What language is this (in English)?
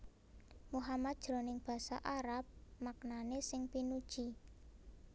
Javanese